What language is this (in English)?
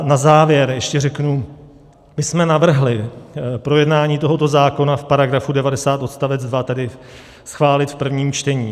Czech